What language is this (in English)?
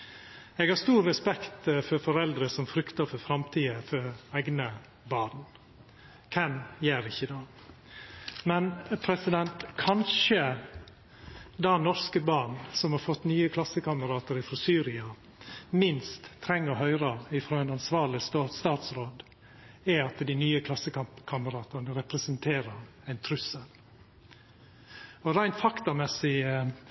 Norwegian Nynorsk